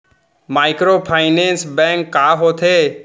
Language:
Chhattisgarhi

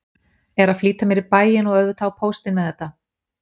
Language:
Icelandic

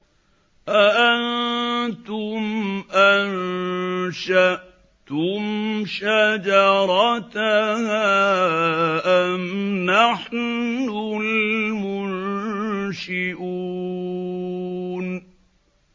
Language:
Arabic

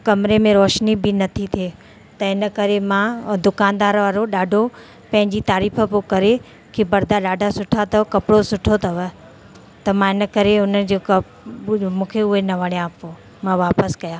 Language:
Sindhi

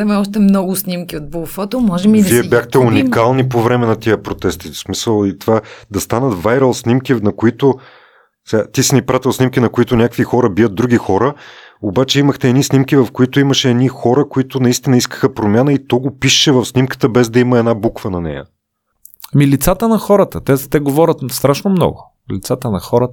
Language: Bulgarian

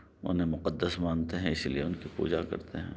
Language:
Urdu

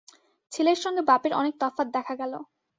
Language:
Bangla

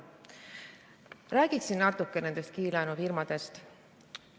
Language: Estonian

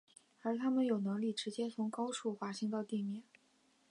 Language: Chinese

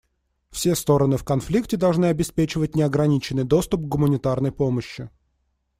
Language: Russian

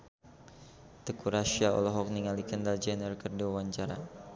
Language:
Sundanese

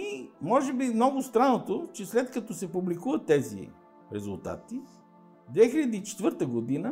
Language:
Bulgarian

